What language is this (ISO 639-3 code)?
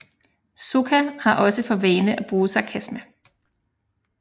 dan